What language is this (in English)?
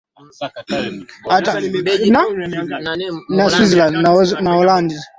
Swahili